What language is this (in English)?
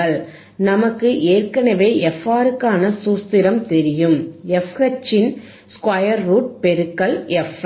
Tamil